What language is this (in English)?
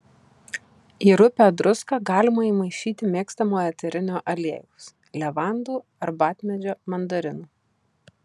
Lithuanian